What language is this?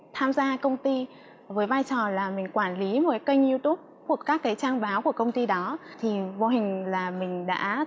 Vietnamese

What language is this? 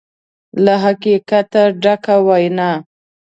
Pashto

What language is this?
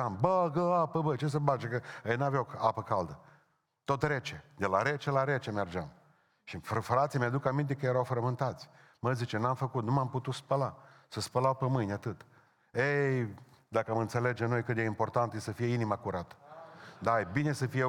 Romanian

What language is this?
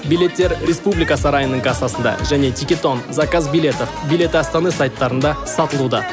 Kazakh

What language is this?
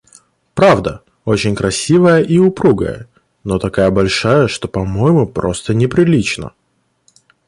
Russian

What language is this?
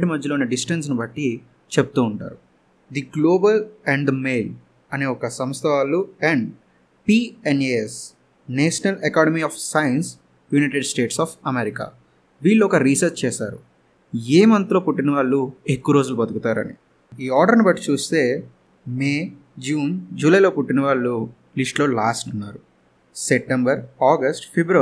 Telugu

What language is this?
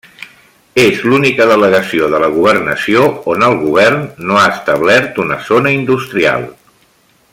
Catalan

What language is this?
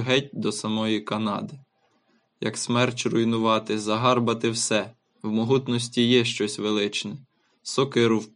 Ukrainian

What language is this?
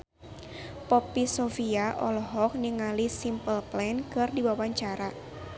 Sundanese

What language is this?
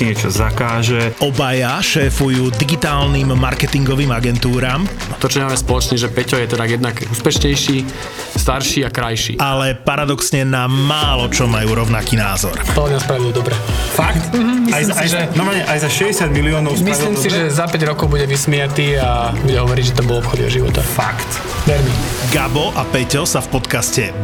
Slovak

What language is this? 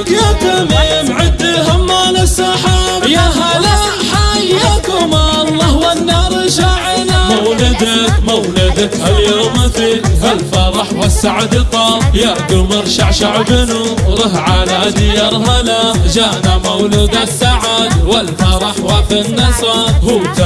Arabic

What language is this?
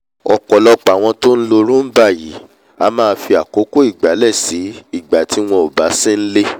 Yoruba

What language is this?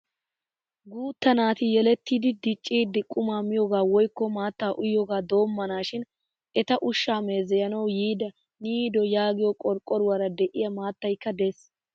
Wolaytta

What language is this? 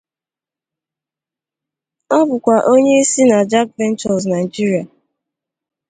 Igbo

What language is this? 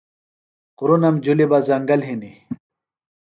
Phalura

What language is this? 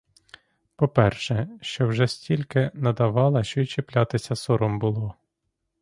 Ukrainian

